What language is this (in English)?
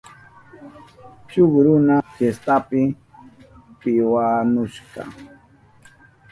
Southern Pastaza Quechua